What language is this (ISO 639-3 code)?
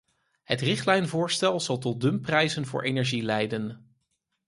nld